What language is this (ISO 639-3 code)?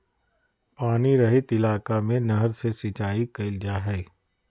mag